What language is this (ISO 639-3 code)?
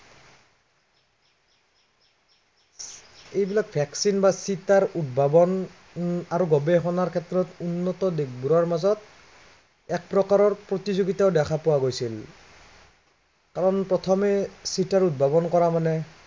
asm